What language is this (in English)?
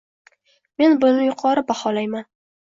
Uzbek